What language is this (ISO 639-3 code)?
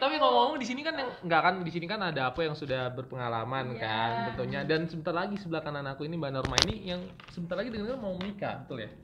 ind